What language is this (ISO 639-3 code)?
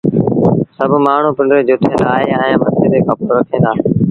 sbn